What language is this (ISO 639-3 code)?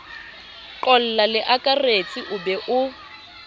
sot